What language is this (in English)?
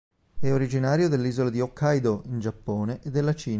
Italian